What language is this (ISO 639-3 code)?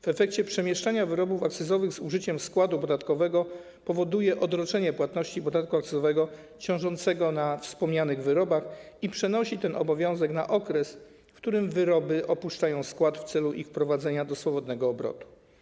pol